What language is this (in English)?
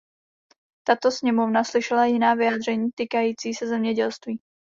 Czech